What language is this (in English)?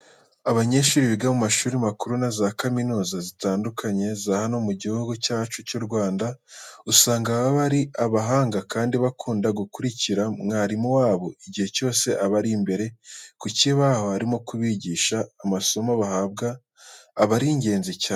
Kinyarwanda